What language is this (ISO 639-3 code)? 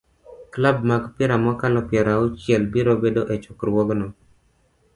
luo